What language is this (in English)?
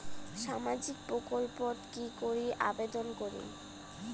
Bangla